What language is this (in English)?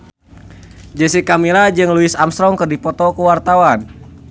Sundanese